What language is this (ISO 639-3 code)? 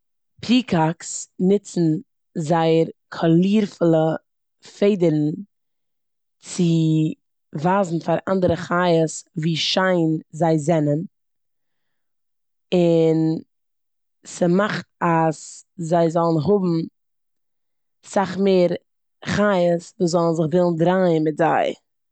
yid